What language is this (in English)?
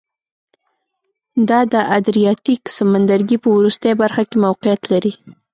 Pashto